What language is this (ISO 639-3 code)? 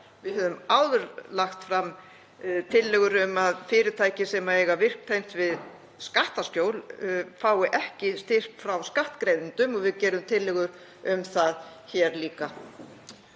isl